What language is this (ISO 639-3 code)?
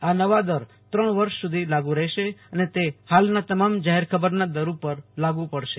guj